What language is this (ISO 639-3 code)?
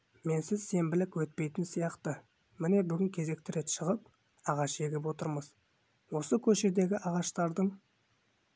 kaz